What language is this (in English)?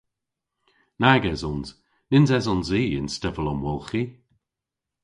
Cornish